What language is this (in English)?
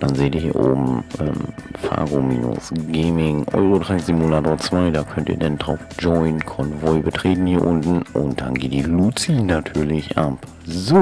German